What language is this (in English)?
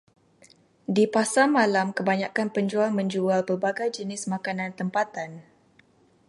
Malay